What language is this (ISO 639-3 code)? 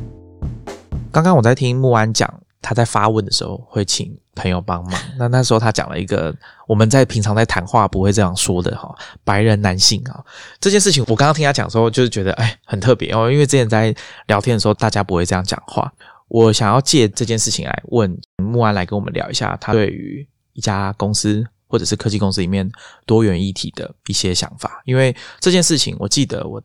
zho